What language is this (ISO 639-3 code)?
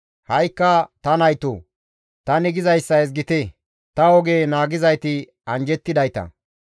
gmv